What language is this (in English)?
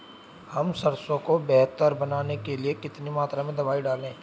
Hindi